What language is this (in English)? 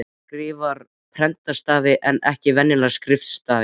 Icelandic